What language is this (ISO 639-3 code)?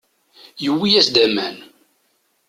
kab